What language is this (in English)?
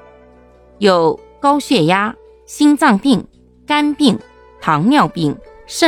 Chinese